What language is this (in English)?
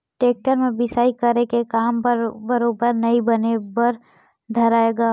Chhattisgarhi